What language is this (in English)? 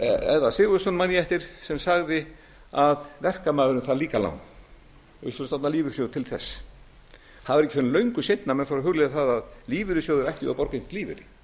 Icelandic